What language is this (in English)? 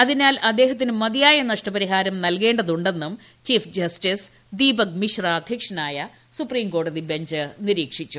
Malayalam